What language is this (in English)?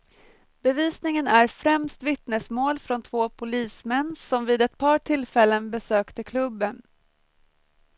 Swedish